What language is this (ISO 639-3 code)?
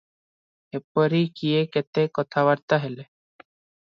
ori